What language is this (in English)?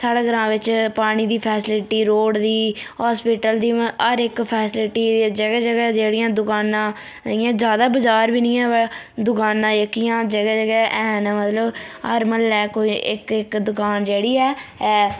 Dogri